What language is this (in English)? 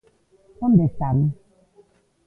Galician